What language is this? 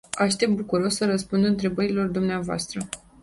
Romanian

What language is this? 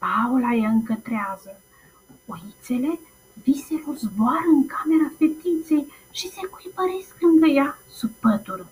Romanian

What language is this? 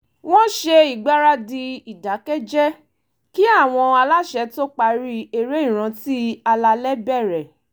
Yoruba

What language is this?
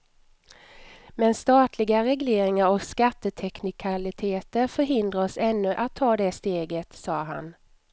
Swedish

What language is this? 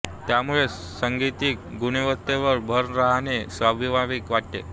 Marathi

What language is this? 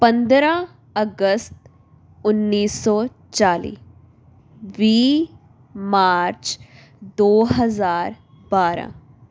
Punjabi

